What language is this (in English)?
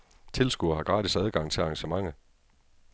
Danish